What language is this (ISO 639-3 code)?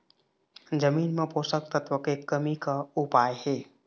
hne